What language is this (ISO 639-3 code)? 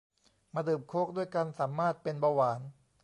tha